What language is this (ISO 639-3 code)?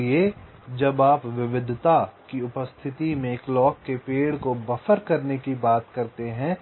hin